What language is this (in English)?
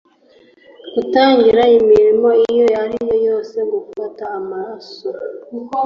Kinyarwanda